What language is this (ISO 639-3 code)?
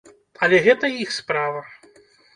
bel